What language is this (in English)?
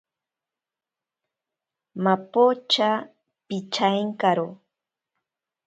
Ashéninka Perené